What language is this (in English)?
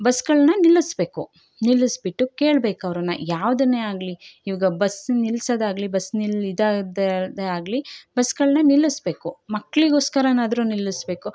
Kannada